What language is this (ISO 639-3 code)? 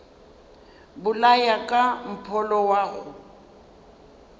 nso